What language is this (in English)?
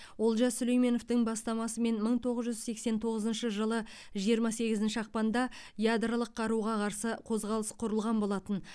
Kazakh